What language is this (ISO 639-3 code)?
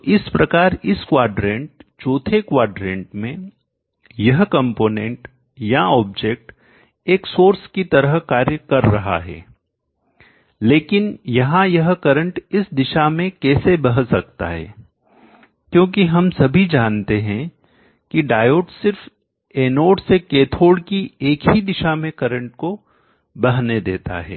hin